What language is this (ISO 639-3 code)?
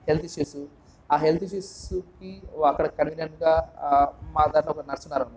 tel